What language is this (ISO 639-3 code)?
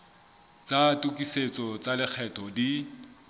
sot